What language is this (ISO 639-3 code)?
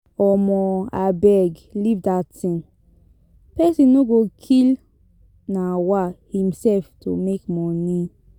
pcm